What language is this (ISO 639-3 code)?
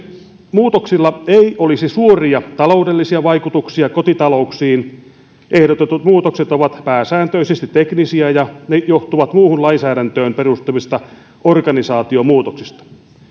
fin